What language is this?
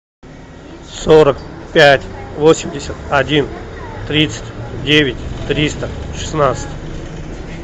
Russian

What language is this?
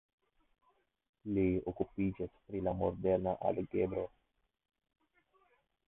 Esperanto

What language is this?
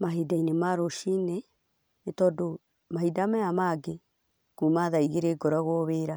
Kikuyu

